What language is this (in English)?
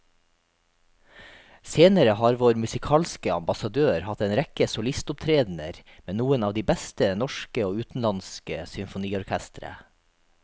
Norwegian